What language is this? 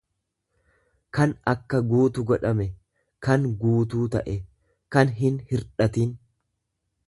Oromo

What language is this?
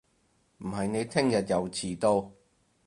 Cantonese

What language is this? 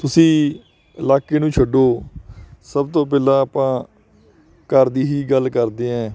Punjabi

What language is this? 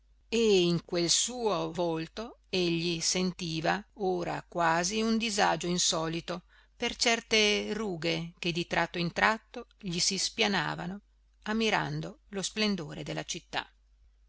Italian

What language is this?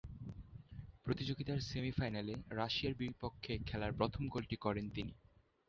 Bangla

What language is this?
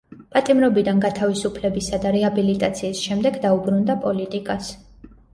Georgian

